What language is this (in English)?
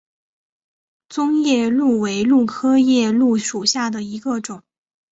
Chinese